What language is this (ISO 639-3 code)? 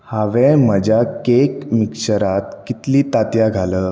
kok